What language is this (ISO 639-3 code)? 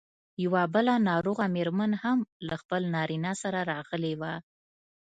pus